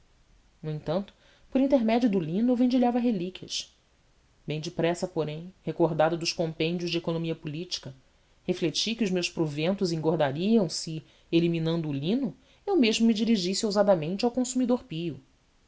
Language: Portuguese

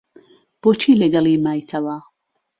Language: Central Kurdish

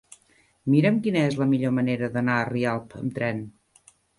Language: Catalan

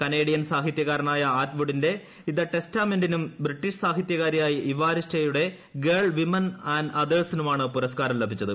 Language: Malayalam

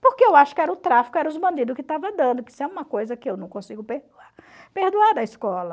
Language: Portuguese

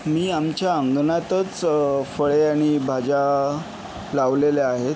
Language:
Marathi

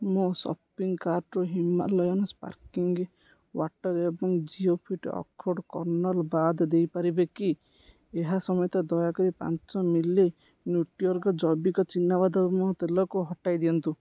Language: Odia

